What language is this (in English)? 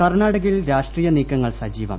Malayalam